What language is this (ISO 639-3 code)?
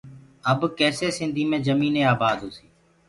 ggg